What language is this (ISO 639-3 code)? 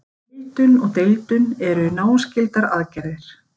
isl